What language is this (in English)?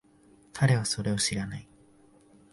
Japanese